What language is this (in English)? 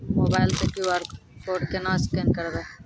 Maithili